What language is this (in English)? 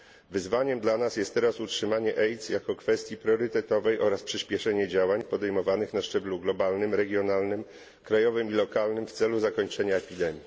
Polish